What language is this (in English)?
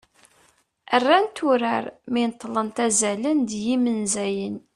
Kabyle